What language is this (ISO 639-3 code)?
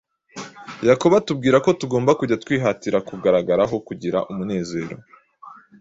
kin